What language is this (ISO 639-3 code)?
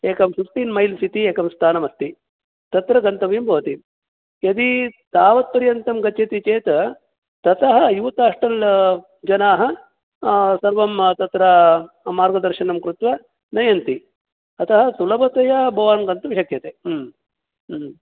san